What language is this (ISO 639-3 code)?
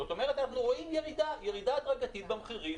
heb